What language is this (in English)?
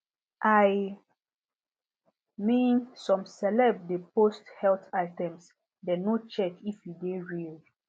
Nigerian Pidgin